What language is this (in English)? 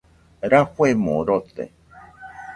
Nüpode Huitoto